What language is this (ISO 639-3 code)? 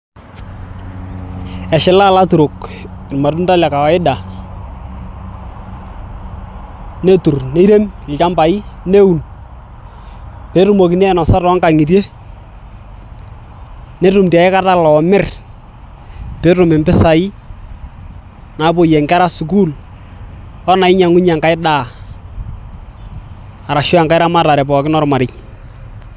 mas